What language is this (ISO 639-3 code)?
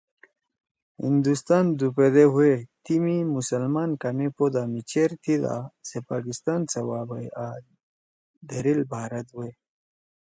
trw